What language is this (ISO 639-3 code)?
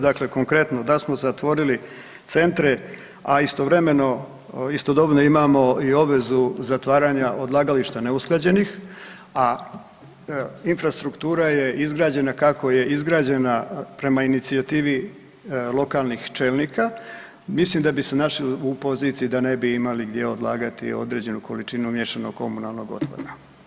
hrv